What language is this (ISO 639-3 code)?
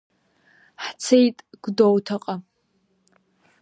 abk